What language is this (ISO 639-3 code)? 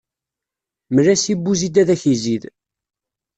kab